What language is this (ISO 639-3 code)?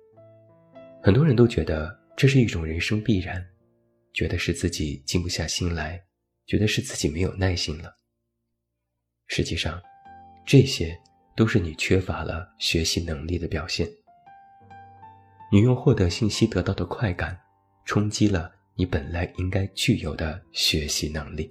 zho